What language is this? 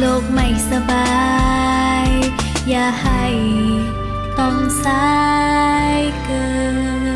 Thai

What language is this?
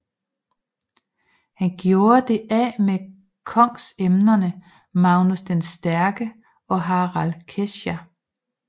Danish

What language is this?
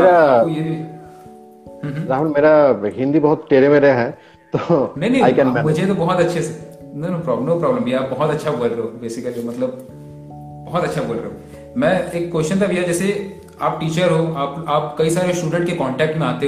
Hindi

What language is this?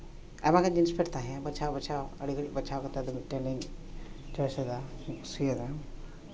Santali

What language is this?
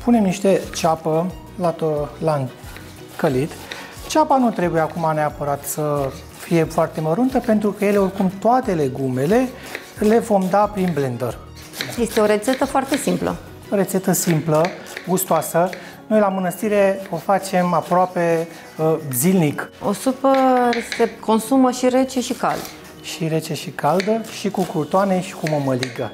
Romanian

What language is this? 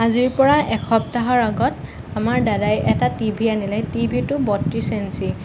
Assamese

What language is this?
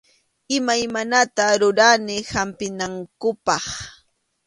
Arequipa-La Unión Quechua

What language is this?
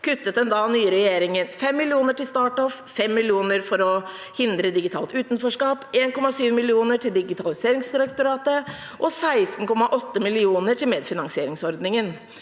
Norwegian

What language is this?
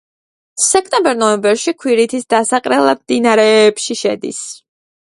Georgian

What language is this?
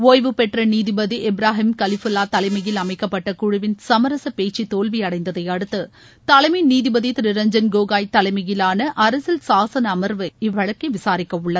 Tamil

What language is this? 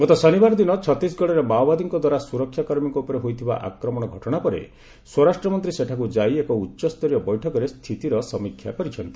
Odia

